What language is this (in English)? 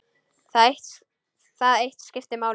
Icelandic